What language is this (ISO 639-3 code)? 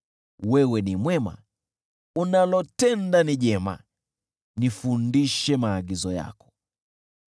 swa